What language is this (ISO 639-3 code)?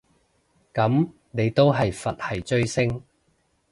yue